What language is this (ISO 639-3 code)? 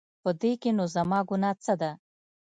pus